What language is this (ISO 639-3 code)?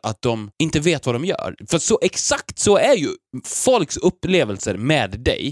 swe